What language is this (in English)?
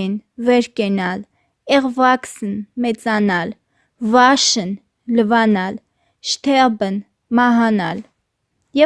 German